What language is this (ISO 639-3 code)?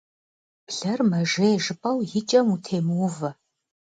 kbd